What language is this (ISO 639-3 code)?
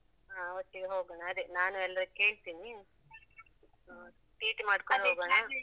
kan